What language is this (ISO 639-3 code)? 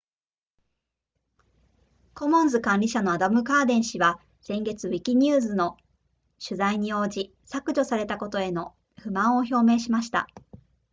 jpn